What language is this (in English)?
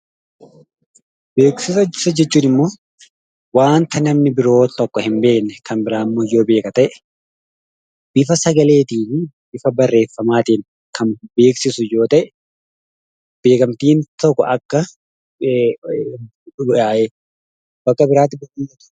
Oromo